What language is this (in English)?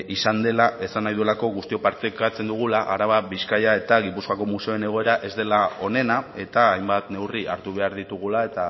Basque